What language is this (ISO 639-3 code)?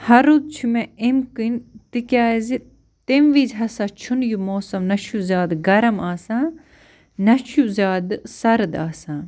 kas